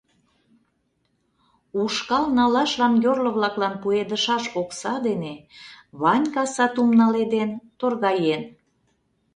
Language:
Mari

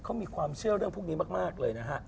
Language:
Thai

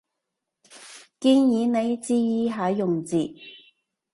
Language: Cantonese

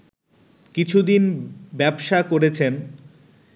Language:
Bangla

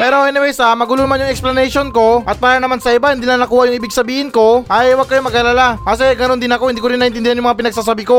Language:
Filipino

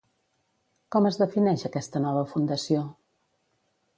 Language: Catalan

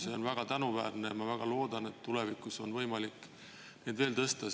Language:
Estonian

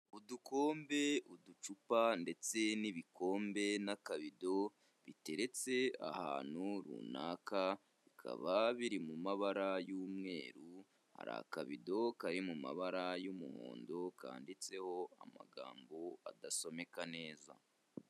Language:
Kinyarwanda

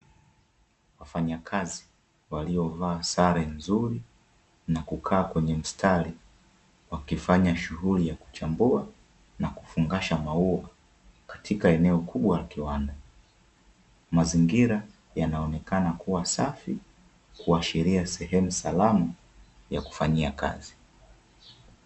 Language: Swahili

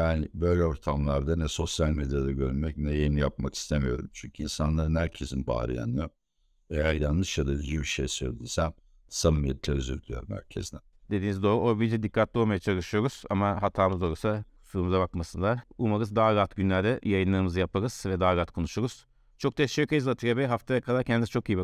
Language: Turkish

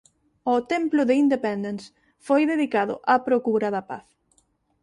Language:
Galician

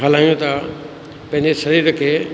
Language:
Sindhi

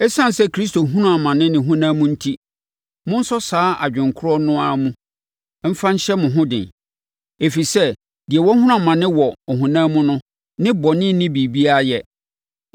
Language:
Akan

